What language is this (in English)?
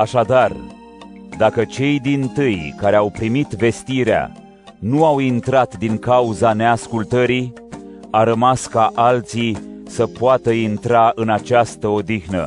Romanian